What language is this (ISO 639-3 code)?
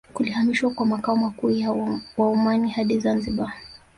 swa